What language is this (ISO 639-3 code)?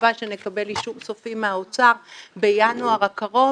heb